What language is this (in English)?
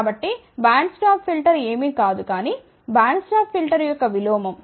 Telugu